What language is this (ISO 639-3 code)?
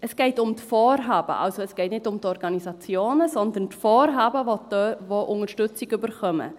gsw